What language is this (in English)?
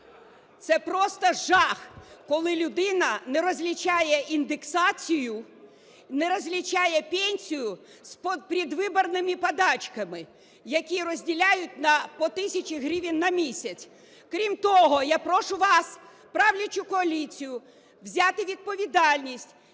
Ukrainian